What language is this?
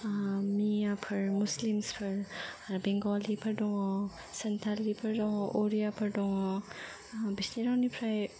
Bodo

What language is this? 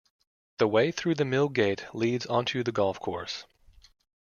English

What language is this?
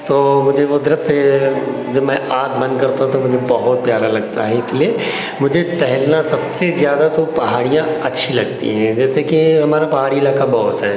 Hindi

